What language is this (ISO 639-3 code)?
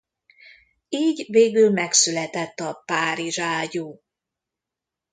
hun